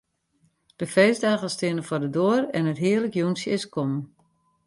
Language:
Western Frisian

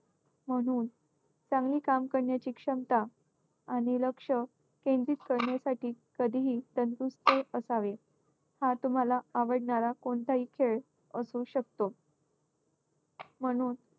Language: Marathi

